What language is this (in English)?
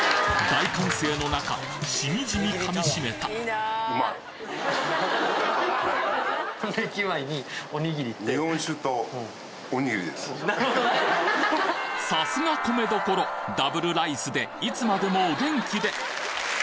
Japanese